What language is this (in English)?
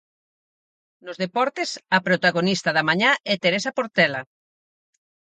Galician